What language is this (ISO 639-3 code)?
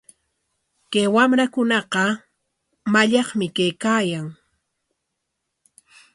qwa